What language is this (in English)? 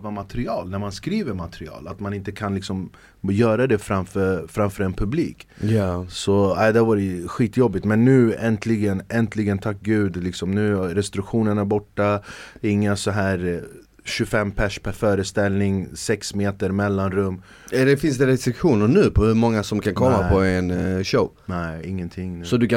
Swedish